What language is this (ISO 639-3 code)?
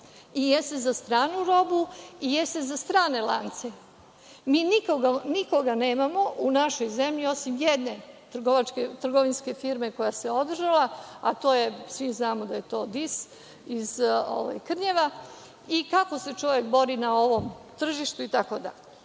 srp